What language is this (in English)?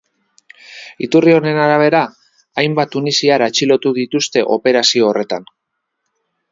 Basque